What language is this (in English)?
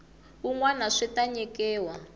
Tsonga